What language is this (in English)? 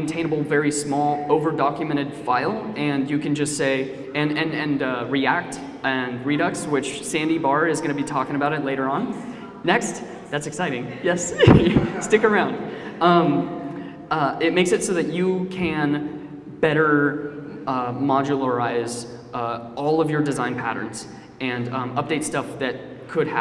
English